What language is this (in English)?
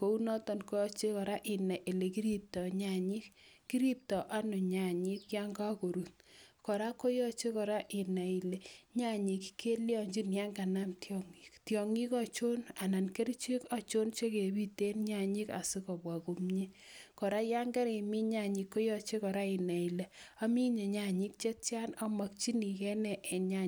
Kalenjin